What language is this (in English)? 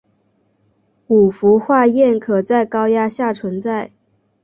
Chinese